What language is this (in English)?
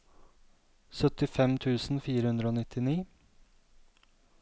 Norwegian